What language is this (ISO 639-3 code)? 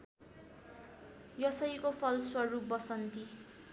nep